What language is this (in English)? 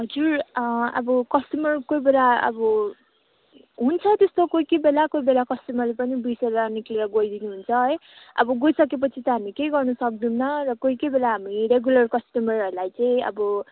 Nepali